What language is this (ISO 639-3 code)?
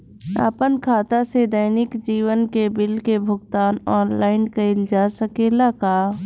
bho